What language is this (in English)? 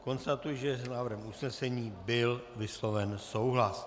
Czech